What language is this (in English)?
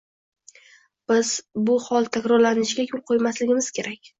Uzbek